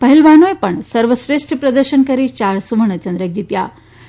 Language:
Gujarati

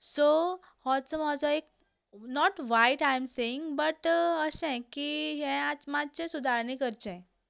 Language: Konkani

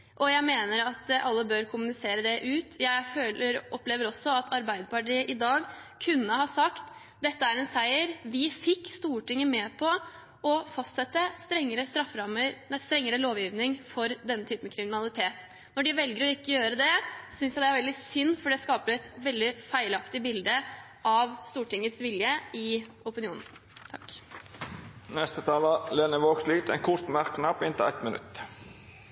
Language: Norwegian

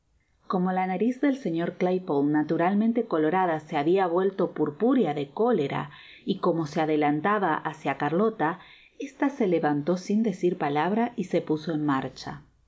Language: Spanish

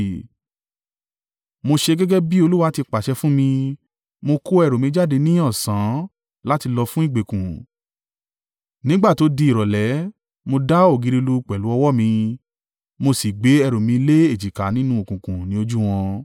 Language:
Yoruba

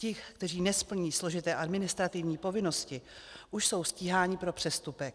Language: Czech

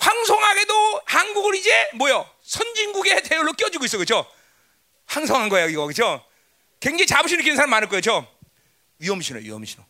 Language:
Korean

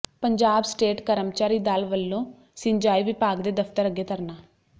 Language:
Punjabi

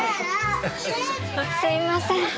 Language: Japanese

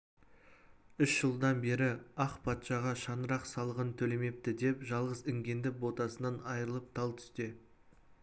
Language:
Kazakh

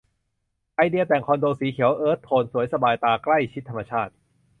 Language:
Thai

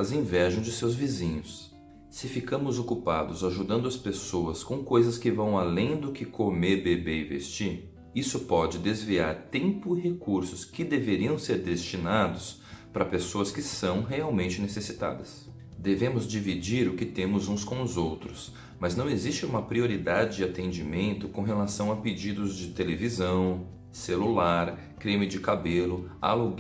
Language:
Portuguese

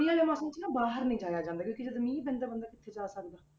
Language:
Punjabi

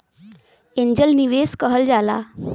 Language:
Bhojpuri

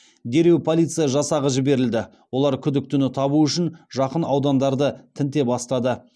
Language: Kazakh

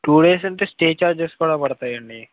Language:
Telugu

